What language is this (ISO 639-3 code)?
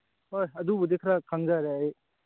mni